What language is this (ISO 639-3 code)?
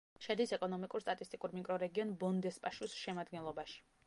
kat